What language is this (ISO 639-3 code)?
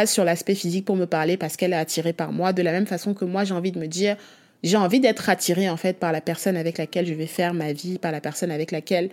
fra